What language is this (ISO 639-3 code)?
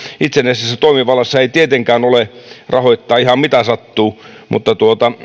fin